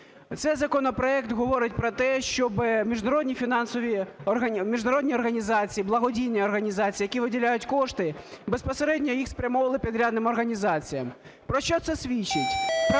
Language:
Ukrainian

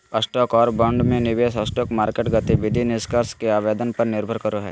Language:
Magahi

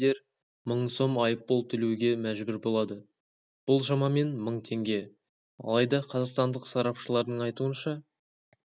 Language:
Kazakh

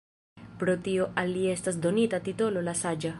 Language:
Esperanto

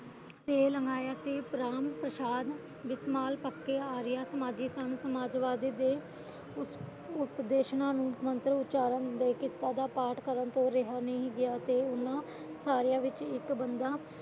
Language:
Punjabi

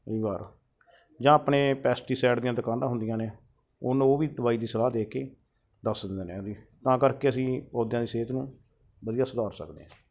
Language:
Punjabi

